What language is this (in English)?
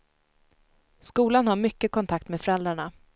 Swedish